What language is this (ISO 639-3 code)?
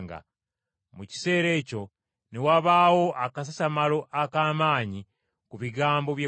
lug